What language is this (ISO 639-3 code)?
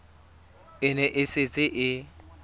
tsn